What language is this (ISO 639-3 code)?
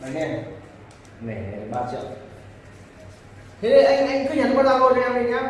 vie